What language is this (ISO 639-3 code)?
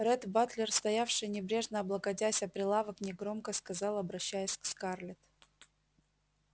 rus